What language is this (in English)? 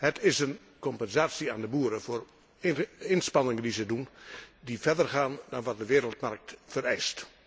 Dutch